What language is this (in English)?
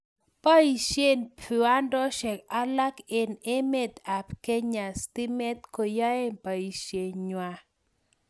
Kalenjin